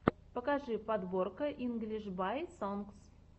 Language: Russian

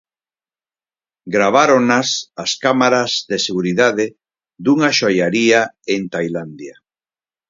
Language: Galician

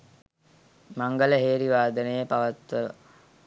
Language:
Sinhala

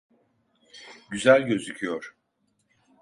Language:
Turkish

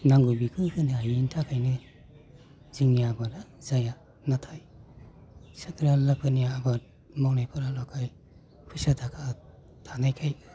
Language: Bodo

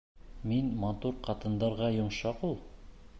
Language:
Bashkir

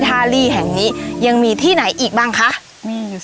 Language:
Thai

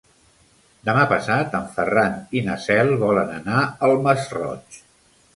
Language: Catalan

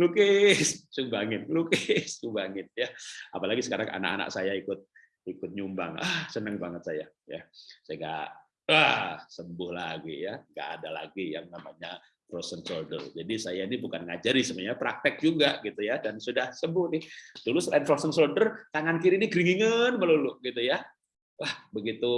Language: Indonesian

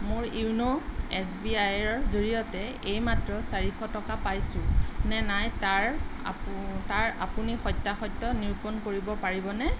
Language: Assamese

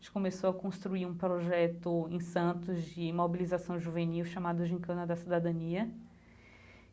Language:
Portuguese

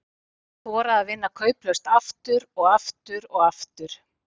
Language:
Icelandic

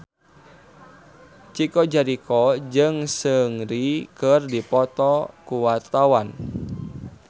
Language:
Sundanese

